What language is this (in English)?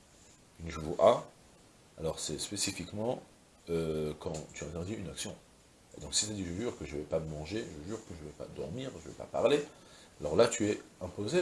French